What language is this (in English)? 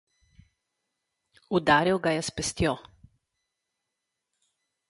Slovenian